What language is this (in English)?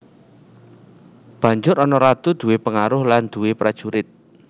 Javanese